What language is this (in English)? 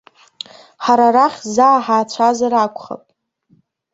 Abkhazian